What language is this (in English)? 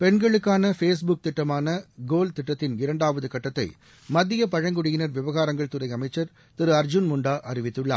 Tamil